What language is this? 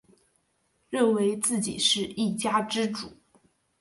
Chinese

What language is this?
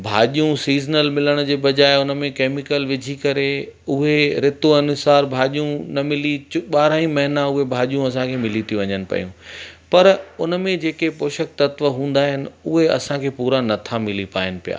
Sindhi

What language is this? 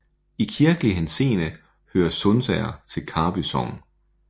Danish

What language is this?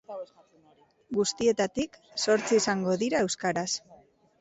Basque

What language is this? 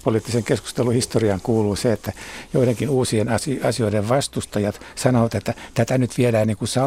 Finnish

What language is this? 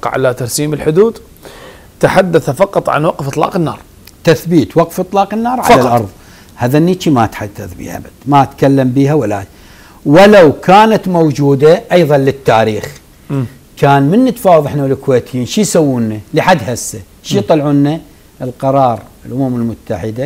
Arabic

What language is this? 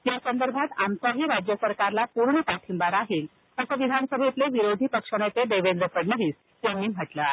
Marathi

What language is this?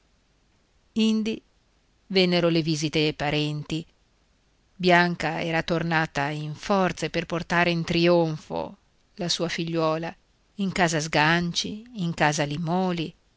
Italian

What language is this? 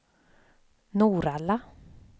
Swedish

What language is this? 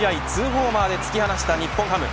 Japanese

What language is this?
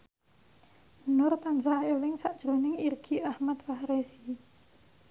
Javanese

